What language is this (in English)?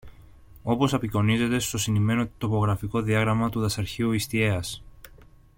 Greek